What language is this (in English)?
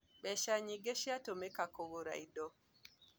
Kikuyu